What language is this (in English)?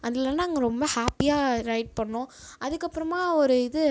Tamil